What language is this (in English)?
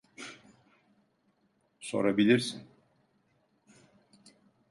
Turkish